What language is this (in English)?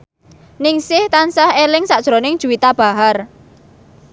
Javanese